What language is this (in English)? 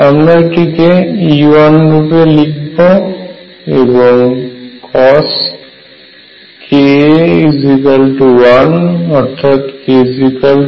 Bangla